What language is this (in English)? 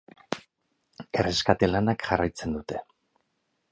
Basque